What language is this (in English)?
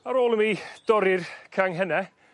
Welsh